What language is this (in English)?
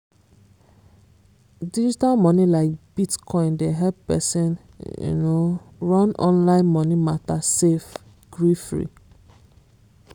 Nigerian Pidgin